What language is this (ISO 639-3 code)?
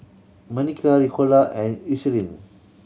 eng